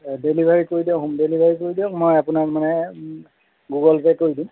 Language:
Assamese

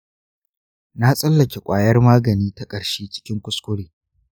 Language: Hausa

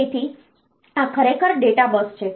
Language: Gujarati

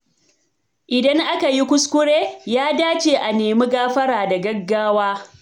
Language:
Hausa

